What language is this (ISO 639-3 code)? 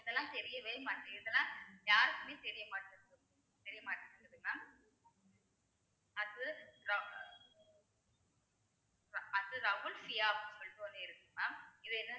tam